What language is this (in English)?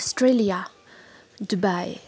Nepali